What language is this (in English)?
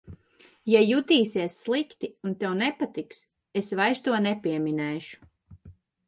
Latvian